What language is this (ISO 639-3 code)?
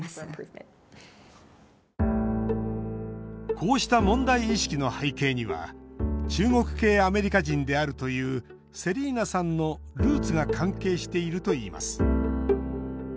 jpn